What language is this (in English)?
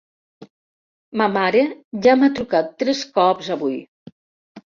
Catalan